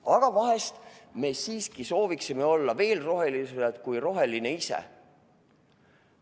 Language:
Estonian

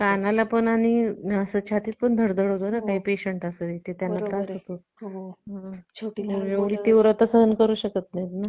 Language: Marathi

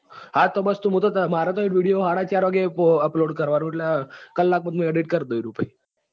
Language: Gujarati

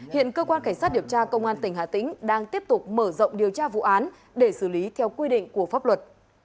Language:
Vietnamese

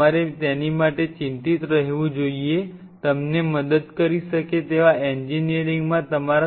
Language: Gujarati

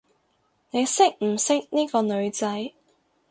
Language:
Cantonese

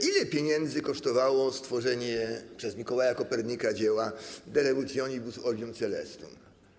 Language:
Polish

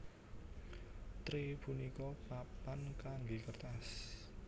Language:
Javanese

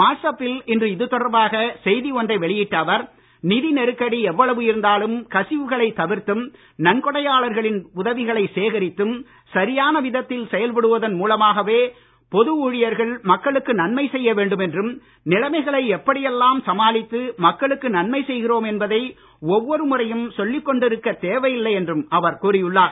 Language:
Tamil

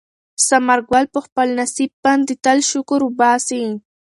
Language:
Pashto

